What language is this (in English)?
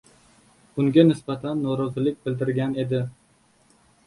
Uzbek